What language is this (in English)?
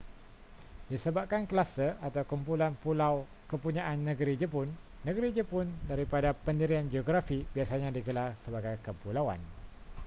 Malay